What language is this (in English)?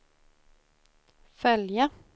Swedish